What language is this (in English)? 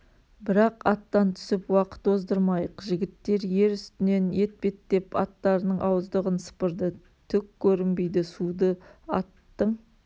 Kazakh